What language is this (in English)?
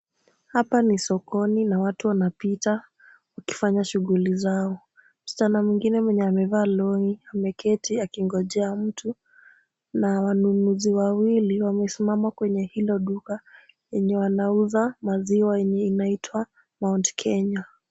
Swahili